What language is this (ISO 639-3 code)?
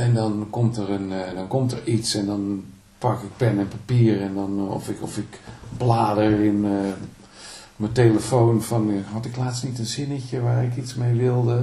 nld